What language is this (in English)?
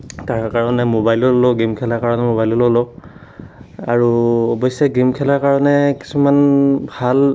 Assamese